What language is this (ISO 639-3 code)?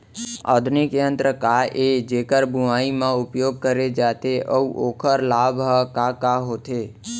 hne